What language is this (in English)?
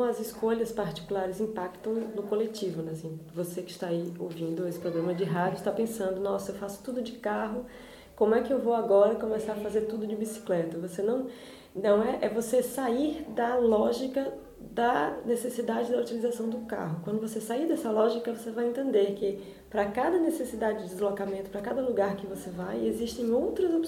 Portuguese